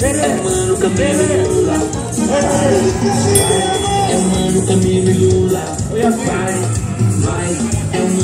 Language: Portuguese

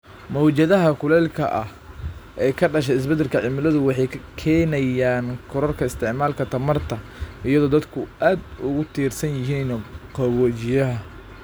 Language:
Somali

